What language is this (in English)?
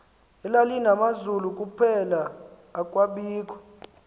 Xhosa